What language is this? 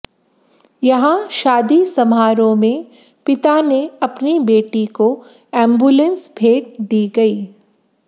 Hindi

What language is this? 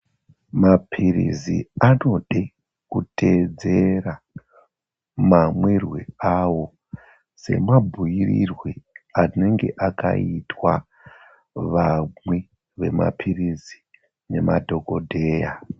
Ndau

